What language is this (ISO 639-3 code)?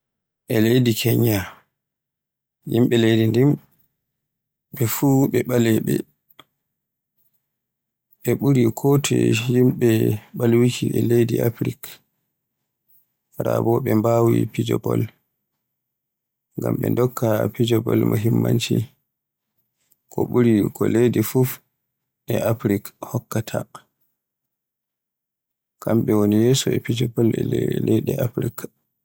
fue